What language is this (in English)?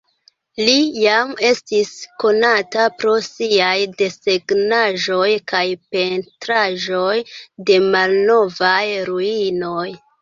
Esperanto